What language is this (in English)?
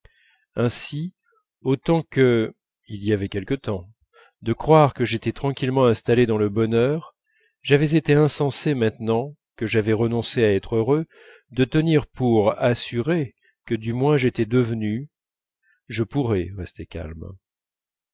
French